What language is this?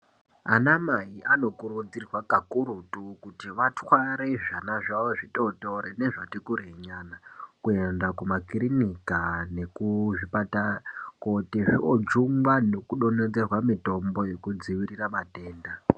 Ndau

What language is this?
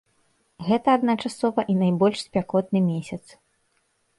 Belarusian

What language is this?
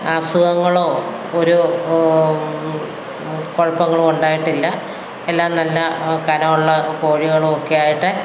Malayalam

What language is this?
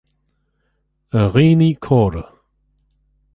Irish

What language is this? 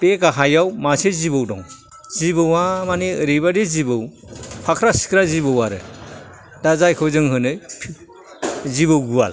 Bodo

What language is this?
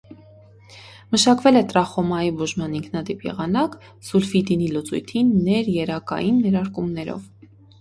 Armenian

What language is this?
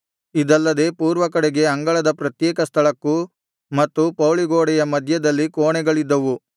Kannada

